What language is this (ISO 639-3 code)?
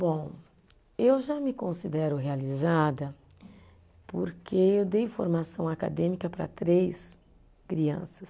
por